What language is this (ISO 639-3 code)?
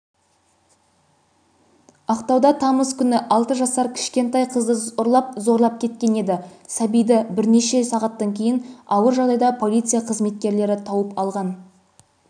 kaz